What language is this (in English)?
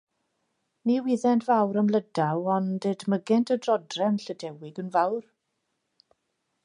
Welsh